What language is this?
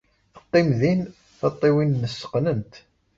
Kabyle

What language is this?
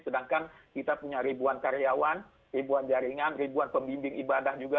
Indonesian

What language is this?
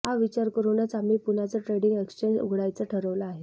Marathi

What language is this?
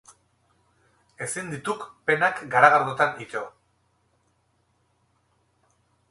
Basque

